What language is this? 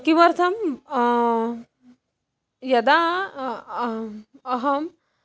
Sanskrit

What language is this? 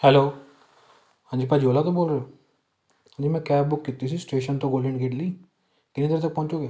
Punjabi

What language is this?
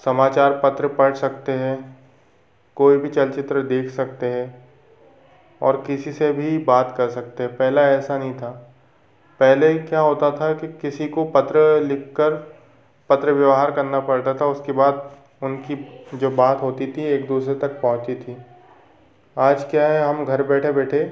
Hindi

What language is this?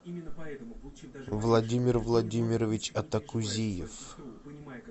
Russian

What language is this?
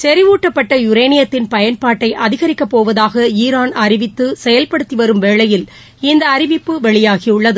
Tamil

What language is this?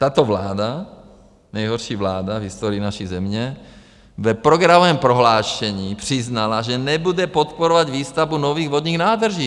Czech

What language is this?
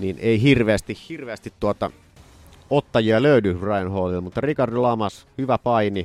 Finnish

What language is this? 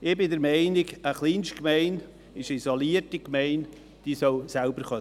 Swiss German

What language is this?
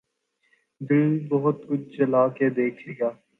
Urdu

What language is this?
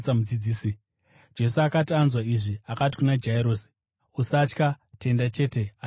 Shona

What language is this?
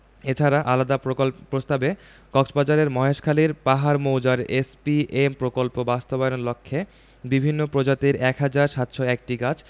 Bangla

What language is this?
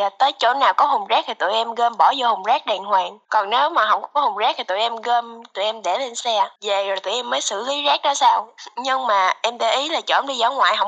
Vietnamese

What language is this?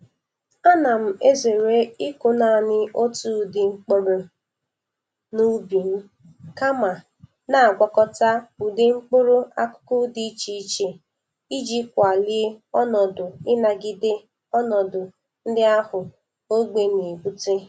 Igbo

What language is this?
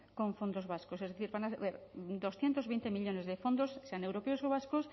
Spanish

